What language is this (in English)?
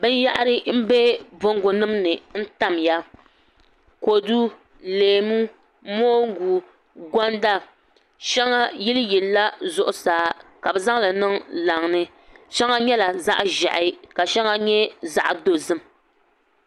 Dagbani